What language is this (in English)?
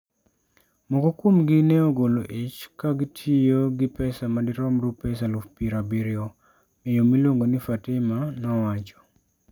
Luo (Kenya and Tanzania)